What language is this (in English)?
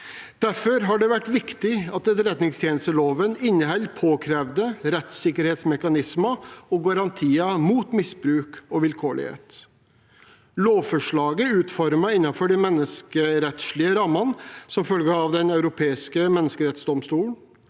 Norwegian